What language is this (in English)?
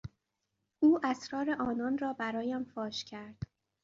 Persian